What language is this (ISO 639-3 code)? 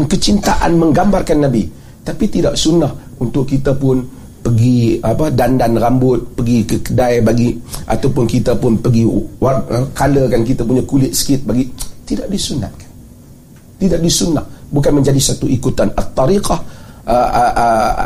msa